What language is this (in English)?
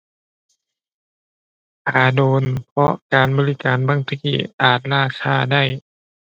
Thai